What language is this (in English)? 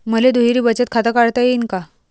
Marathi